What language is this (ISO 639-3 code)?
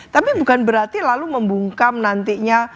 ind